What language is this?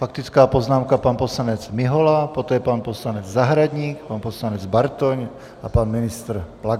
Czech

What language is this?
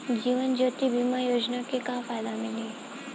Bhojpuri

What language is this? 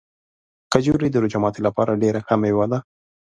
Pashto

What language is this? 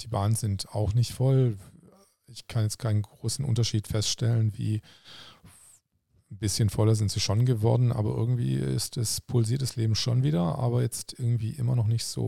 German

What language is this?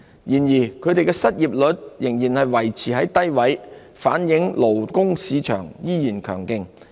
Cantonese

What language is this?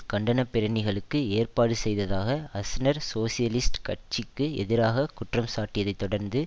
Tamil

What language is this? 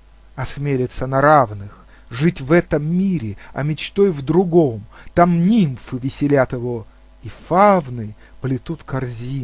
Russian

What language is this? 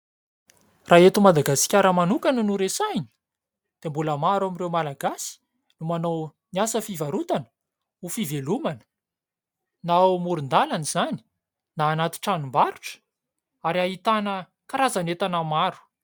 Malagasy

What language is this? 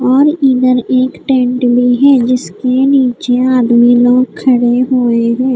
Hindi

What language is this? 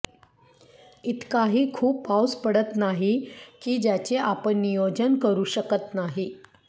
Marathi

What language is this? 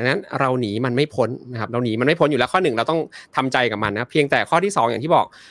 Thai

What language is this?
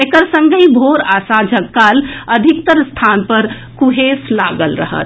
Maithili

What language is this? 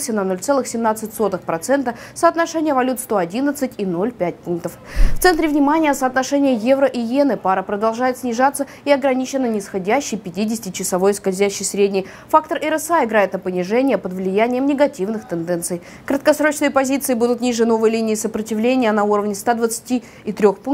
Russian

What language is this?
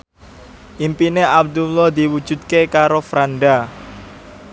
Javanese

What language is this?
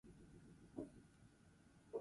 Basque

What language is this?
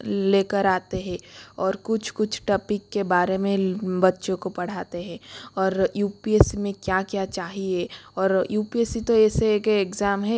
Hindi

